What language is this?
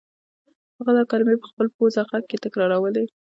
Pashto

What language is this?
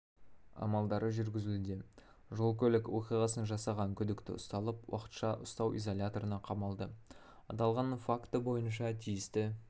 Kazakh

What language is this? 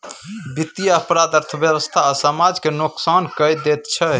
Maithili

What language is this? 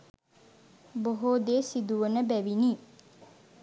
Sinhala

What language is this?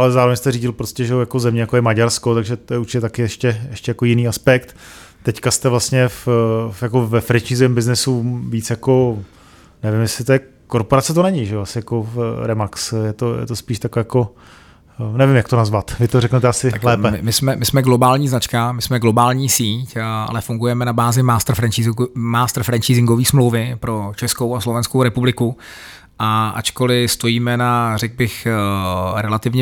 Czech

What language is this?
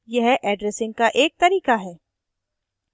Hindi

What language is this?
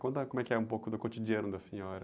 Portuguese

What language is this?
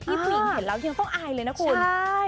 Thai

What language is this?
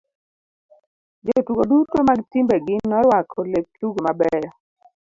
Luo (Kenya and Tanzania)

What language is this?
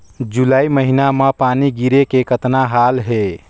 Chhattisgarhi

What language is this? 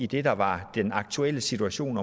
Danish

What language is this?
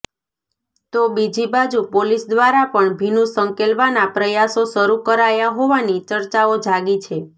Gujarati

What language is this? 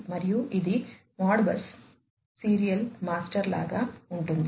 Telugu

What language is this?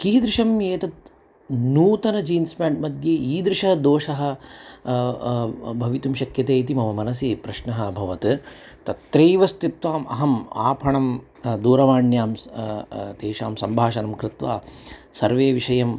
Sanskrit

